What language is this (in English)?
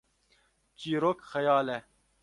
Kurdish